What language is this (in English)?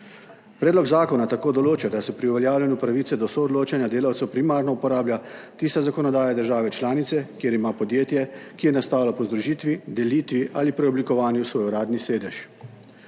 Slovenian